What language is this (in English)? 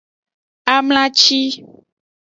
Aja (Benin)